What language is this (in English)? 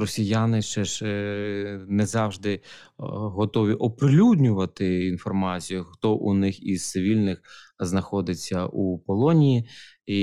Ukrainian